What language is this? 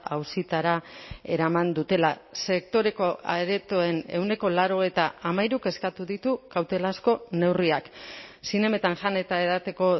Basque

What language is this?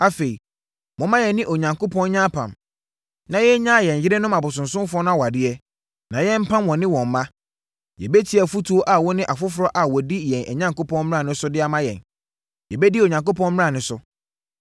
Akan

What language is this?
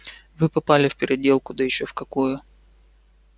Russian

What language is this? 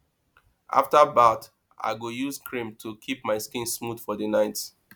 Nigerian Pidgin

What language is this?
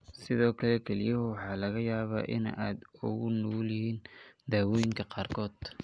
Somali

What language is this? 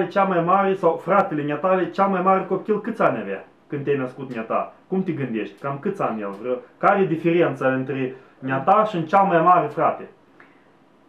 Romanian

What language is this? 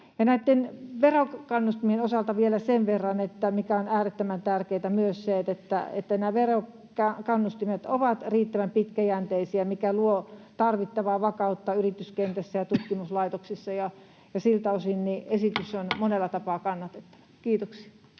Finnish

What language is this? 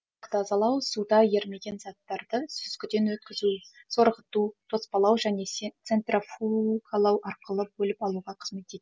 Kazakh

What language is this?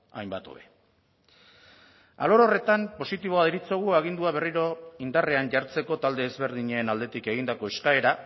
Basque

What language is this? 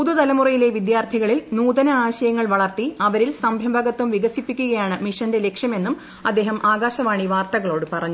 Malayalam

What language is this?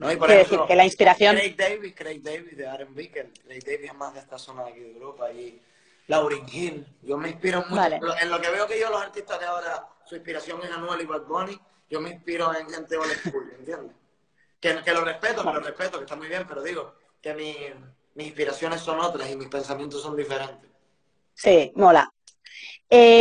Spanish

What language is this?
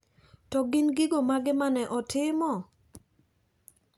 Luo (Kenya and Tanzania)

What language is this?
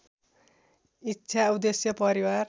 Nepali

